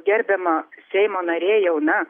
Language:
Lithuanian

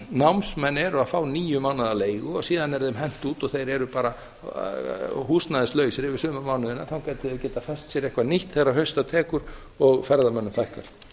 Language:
Icelandic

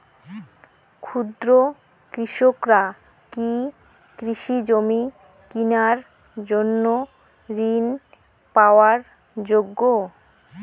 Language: Bangla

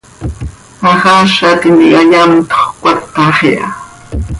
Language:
Seri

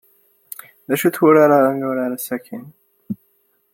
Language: Kabyle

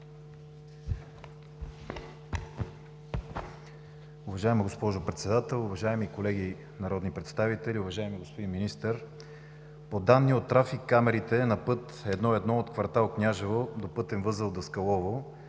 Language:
Bulgarian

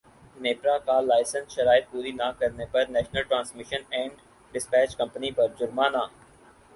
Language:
Urdu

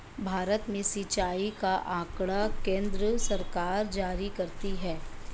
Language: Hindi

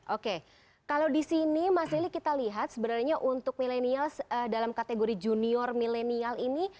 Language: Indonesian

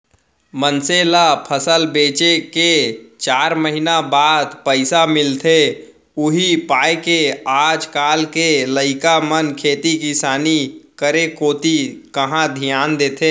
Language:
Chhattisgarhi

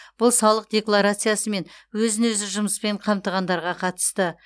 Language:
Kazakh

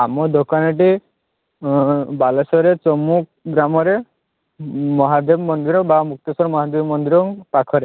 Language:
Odia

